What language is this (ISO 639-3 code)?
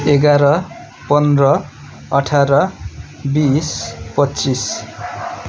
nep